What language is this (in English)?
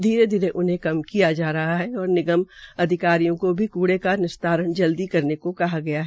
Hindi